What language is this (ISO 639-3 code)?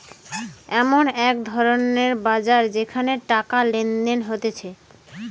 ben